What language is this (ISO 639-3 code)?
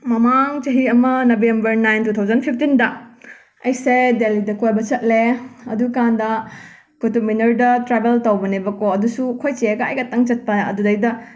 mni